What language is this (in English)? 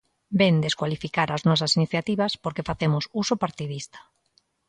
Galician